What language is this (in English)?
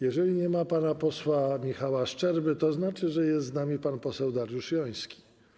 Polish